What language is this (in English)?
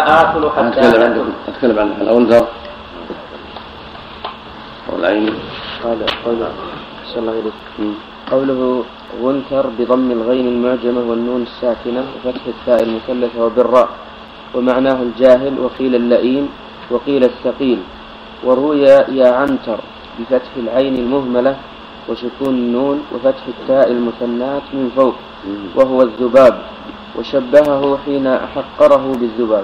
Arabic